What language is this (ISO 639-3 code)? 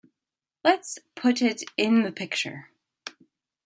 eng